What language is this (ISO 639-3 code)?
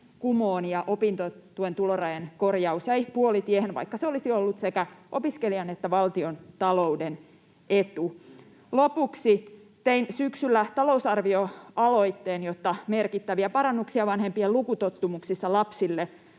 fin